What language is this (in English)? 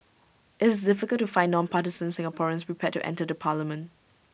English